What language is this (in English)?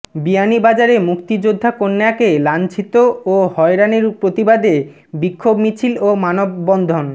Bangla